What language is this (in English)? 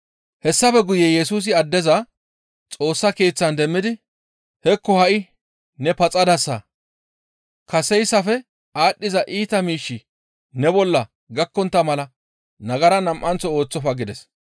Gamo